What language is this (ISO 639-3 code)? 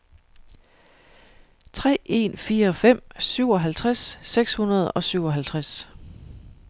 dan